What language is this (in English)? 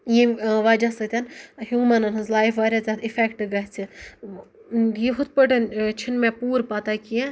Kashmiri